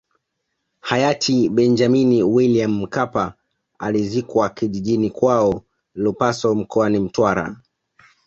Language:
Swahili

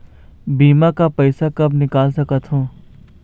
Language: Chhattisgarhi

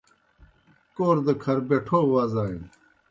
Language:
Kohistani Shina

